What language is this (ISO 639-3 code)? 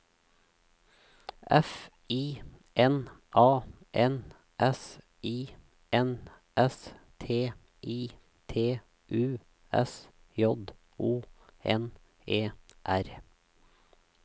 nor